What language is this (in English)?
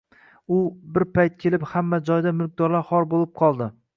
Uzbek